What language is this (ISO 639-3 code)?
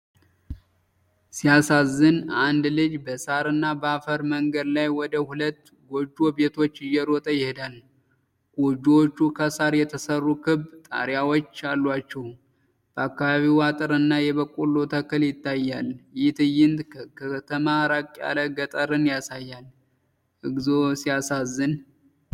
amh